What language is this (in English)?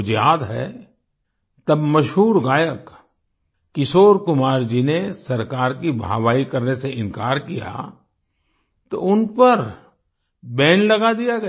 Hindi